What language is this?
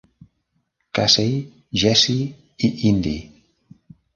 Catalan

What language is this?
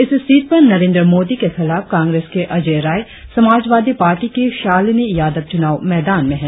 Hindi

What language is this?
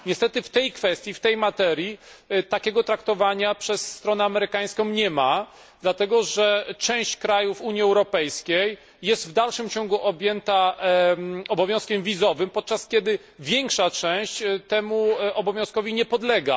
Polish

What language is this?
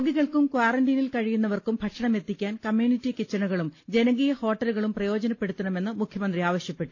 Malayalam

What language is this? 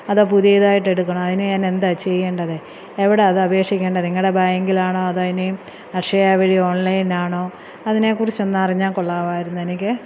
Malayalam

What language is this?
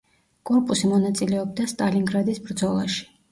Georgian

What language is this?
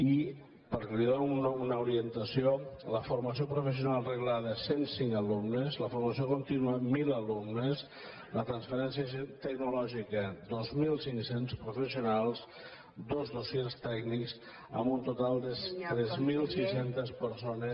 Catalan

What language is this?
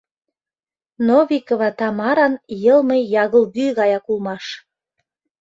Mari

